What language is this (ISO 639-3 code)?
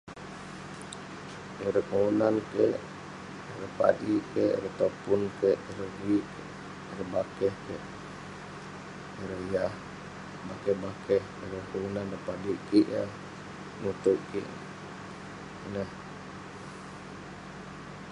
pne